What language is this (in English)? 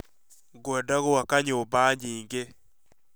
Kikuyu